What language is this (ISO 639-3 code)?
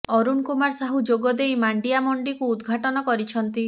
ori